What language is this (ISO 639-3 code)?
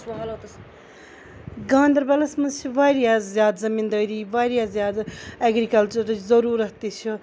kas